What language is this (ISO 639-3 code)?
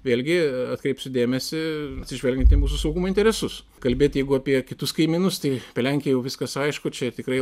lit